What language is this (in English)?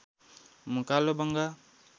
Nepali